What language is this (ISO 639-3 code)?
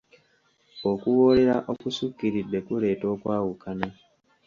lug